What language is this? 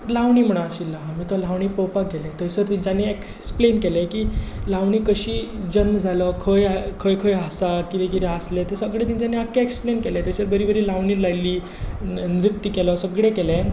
Konkani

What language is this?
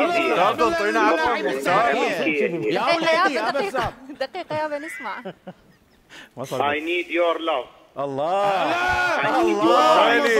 Arabic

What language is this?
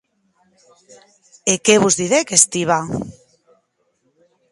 Occitan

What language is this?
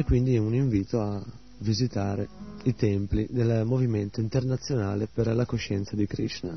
Italian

